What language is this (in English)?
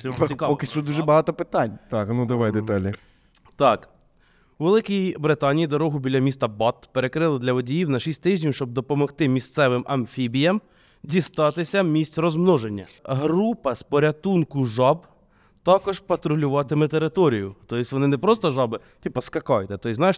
Ukrainian